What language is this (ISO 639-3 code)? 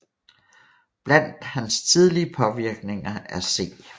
dan